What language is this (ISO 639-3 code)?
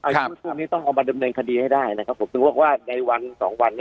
tha